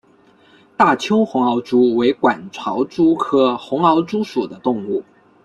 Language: Chinese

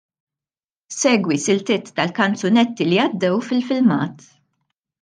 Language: Maltese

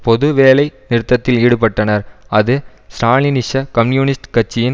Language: Tamil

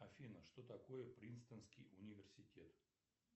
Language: Russian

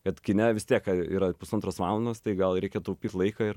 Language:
Lithuanian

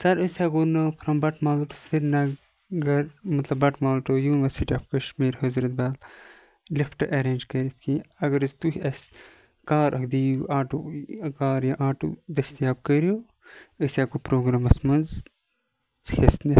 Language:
Kashmiri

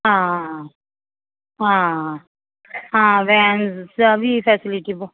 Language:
Punjabi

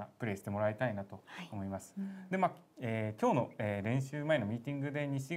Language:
Japanese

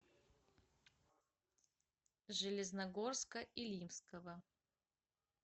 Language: Russian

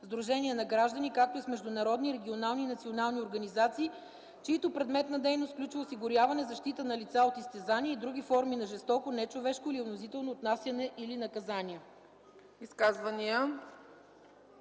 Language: Bulgarian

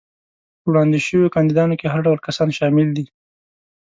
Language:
Pashto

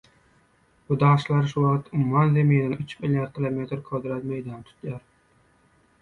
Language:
Turkmen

